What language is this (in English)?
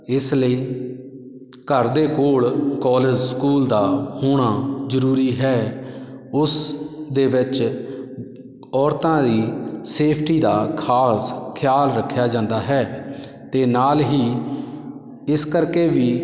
Punjabi